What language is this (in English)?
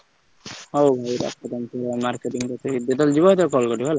Odia